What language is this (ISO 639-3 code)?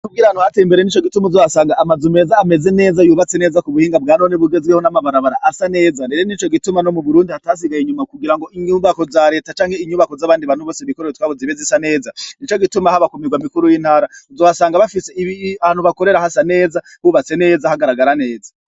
run